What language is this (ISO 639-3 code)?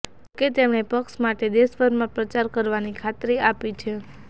guj